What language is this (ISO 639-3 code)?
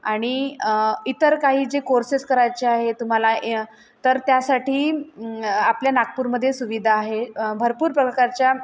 mar